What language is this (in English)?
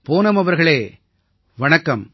Tamil